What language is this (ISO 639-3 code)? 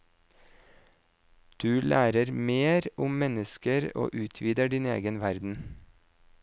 nor